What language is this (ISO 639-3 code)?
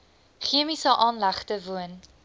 afr